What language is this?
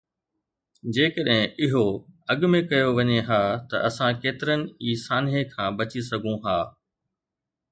Sindhi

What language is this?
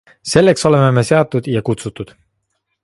Estonian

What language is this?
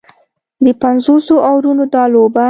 Pashto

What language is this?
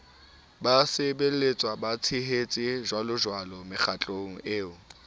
Southern Sotho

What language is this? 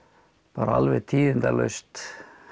Icelandic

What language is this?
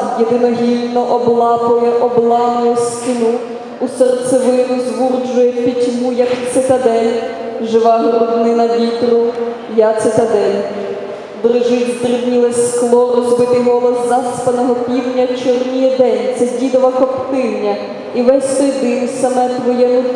Ukrainian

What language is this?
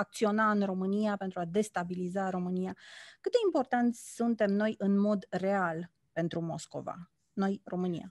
Romanian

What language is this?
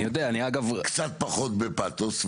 Hebrew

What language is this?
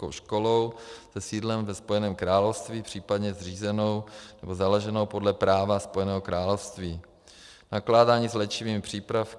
Czech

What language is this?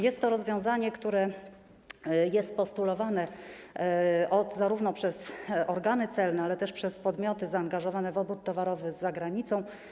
Polish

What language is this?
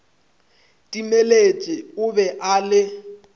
Northern Sotho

